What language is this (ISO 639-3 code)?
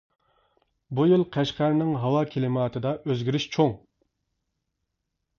uig